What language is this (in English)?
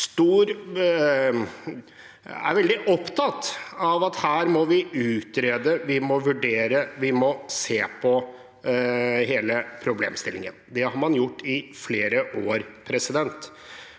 Norwegian